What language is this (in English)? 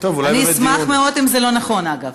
Hebrew